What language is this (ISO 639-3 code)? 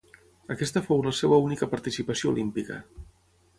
cat